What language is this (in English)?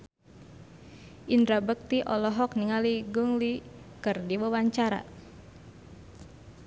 Sundanese